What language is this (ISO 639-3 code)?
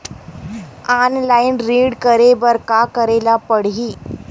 hne